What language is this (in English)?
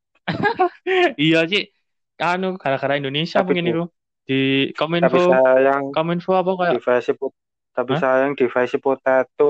Indonesian